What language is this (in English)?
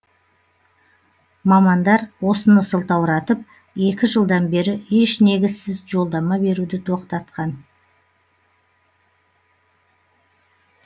Kazakh